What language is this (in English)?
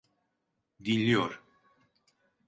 Turkish